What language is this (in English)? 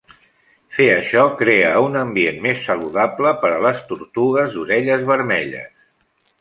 Catalan